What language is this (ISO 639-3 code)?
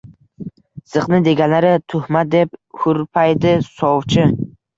uzb